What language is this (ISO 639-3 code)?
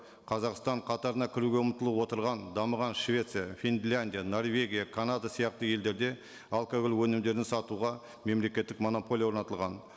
kaz